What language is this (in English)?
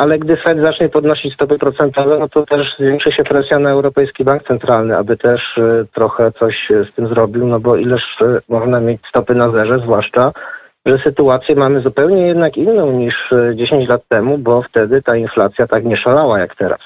Polish